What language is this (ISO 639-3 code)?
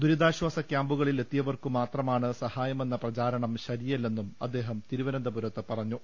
mal